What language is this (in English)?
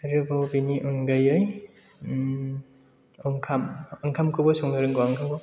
Bodo